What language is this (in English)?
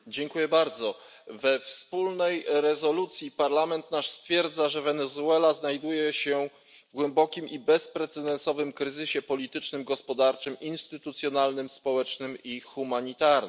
Polish